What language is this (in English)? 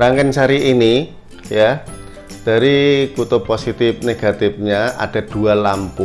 Indonesian